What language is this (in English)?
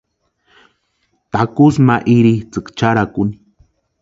Western Highland Purepecha